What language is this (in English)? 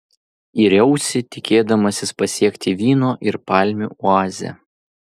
Lithuanian